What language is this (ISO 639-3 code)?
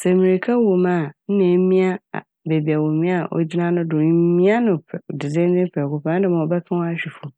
aka